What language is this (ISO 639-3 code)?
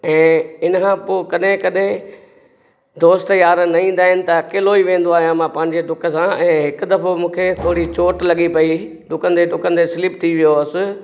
snd